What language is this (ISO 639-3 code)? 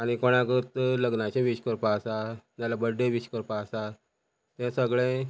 kok